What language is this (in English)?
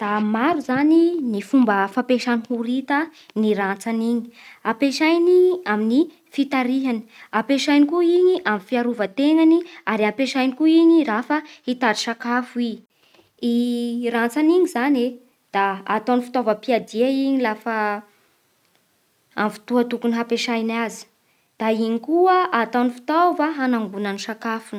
Bara Malagasy